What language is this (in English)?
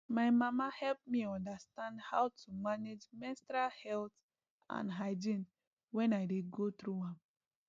Nigerian Pidgin